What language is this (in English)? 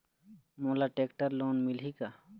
Chhattisgarhi